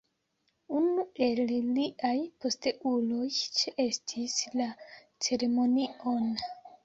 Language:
Esperanto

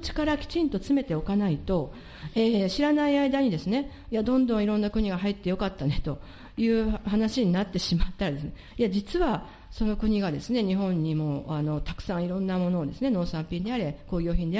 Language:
Japanese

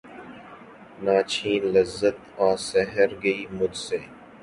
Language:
Urdu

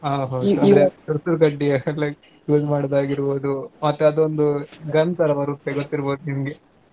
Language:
Kannada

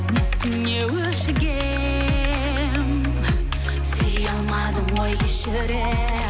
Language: Kazakh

